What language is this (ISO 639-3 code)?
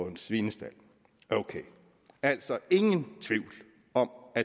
dan